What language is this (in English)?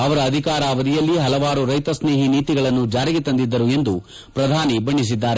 Kannada